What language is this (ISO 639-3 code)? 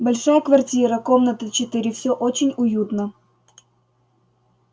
rus